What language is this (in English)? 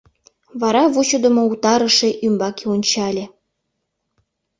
Mari